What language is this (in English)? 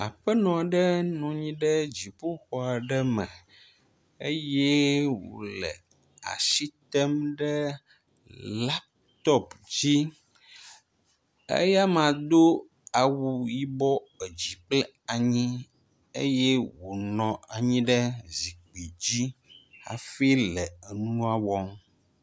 Ewe